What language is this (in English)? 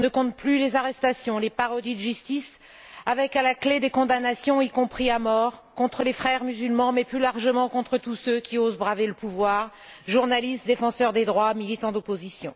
French